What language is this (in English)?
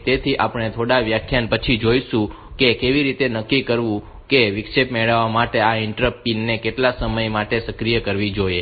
Gujarati